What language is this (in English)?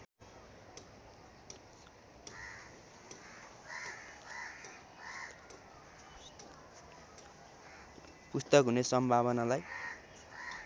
Nepali